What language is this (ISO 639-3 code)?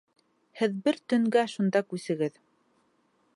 bak